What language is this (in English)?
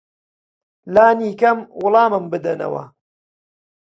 Central Kurdish